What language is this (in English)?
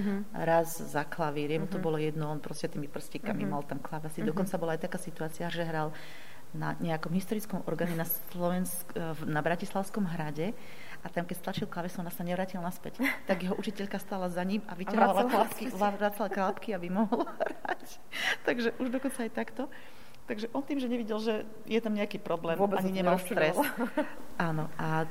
Slovak